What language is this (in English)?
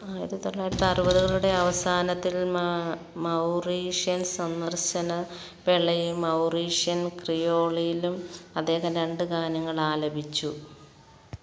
Malayalam